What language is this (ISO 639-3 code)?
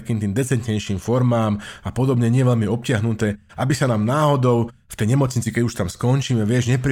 slk